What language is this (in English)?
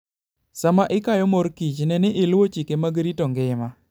Luo (Kenya and Tanzania)